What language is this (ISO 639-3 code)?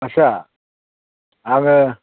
brx